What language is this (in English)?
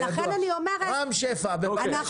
Hebrew